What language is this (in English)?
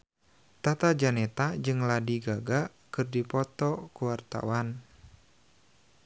Sundanese